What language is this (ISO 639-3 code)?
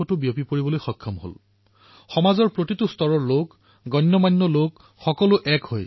asm